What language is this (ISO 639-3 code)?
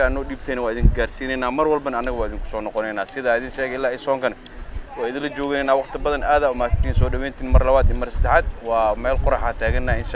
ara